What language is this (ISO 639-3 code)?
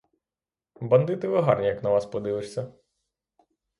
ukr